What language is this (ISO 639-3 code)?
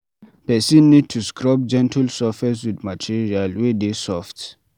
pcm